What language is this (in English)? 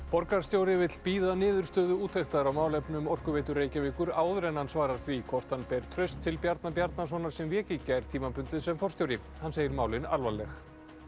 Icelandic